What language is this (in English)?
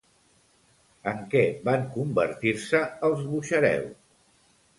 Catalan